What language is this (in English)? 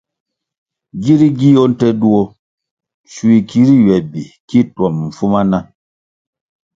Kwasio